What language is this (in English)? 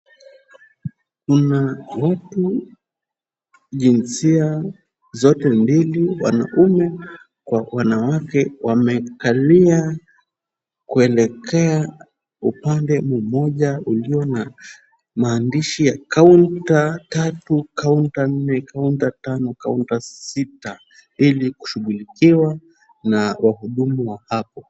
Swahili